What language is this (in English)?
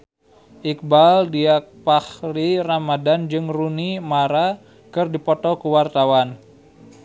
Sundanese